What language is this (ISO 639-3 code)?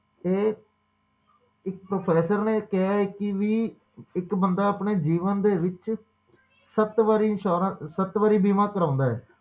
pan